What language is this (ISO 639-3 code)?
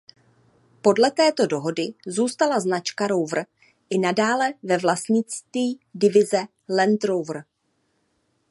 ces